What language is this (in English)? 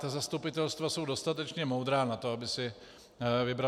Czech